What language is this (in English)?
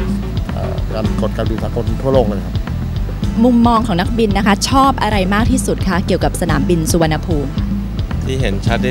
Thai